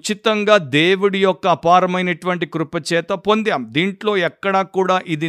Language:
Telugu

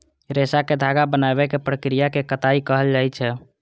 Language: Maithili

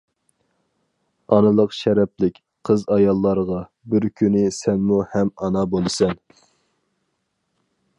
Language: Uyghur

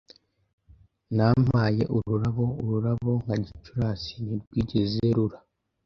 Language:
Kinyarwanda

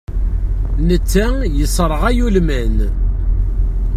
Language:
Kabyle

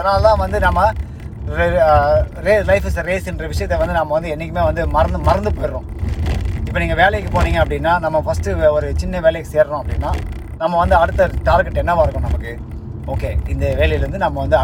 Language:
Tamil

